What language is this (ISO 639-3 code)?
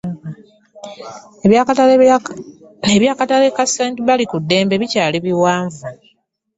lug